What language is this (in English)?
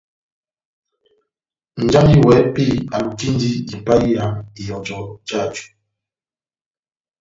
Batanga